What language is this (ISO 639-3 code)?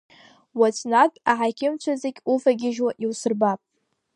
abk